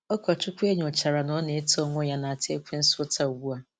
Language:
Igbo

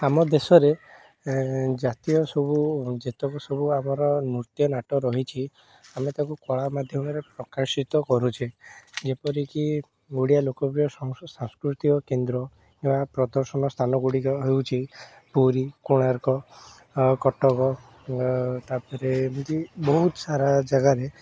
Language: Odia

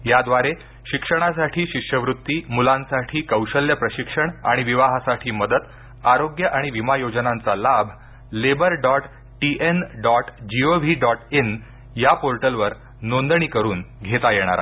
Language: Marathi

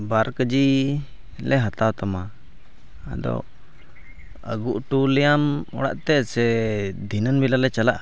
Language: Santali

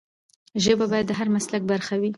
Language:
Pashto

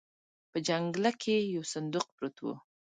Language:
Pashto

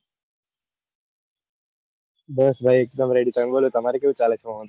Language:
Gujarati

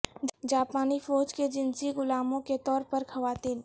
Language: Urdu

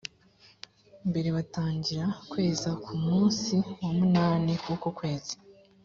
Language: Kinyarwanda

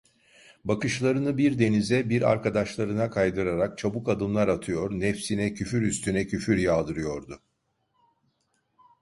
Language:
Turkish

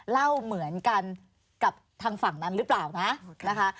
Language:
Thai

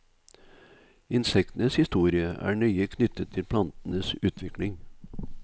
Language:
Norwegian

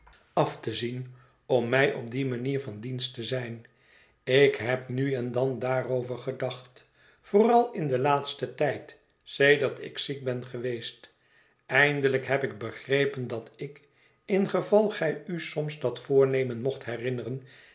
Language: Dutch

